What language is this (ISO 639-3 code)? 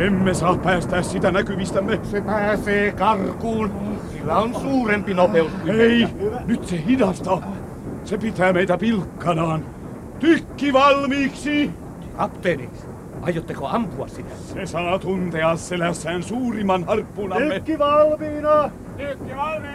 fin